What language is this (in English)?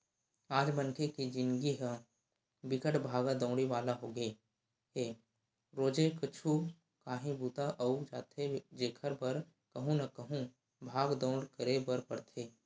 Chhattisgarhi